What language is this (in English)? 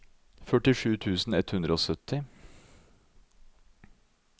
Norwegian